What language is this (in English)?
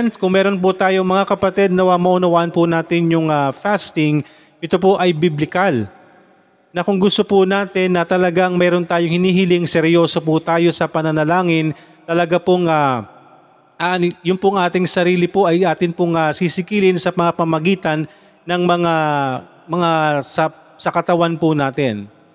Filipino